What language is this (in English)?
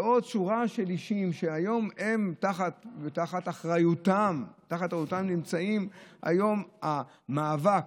Hebrew